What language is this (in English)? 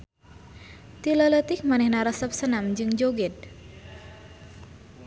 Sundanese